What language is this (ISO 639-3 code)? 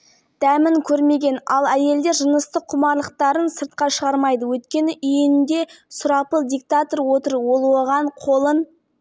kaz